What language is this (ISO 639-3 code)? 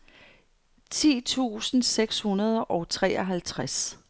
dan